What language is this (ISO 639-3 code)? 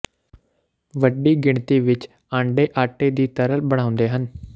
pan